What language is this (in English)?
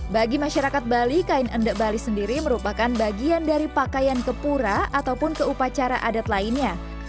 Indonesian